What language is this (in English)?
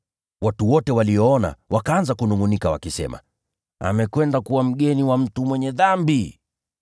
Swahili